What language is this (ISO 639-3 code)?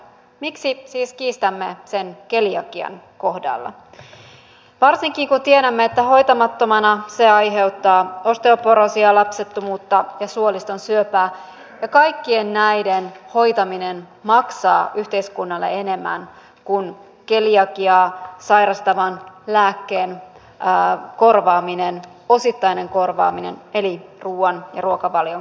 fin